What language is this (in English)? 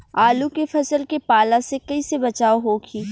Bhojpuri